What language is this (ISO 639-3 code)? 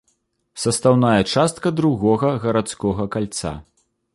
bel